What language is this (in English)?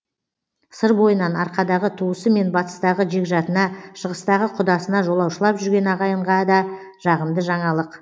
Kazakh